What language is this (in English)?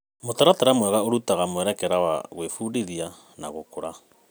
Kikuyu